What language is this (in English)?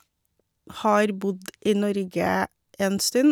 Norwegian